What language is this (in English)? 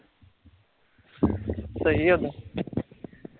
Punjabi